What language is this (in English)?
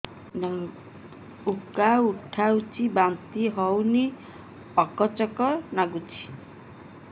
Odia